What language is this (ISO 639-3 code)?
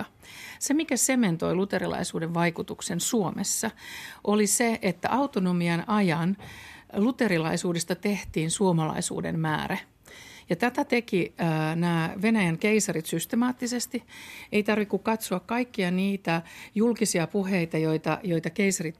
fin